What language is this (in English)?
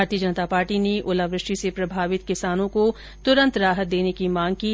Hindi